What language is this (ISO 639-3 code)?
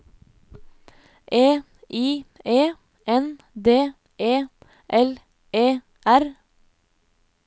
nor